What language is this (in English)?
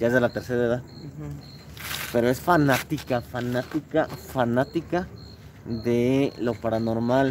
Spanish